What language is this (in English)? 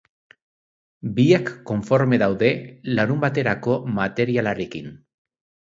Basque